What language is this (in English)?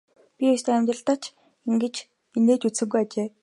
Mongolian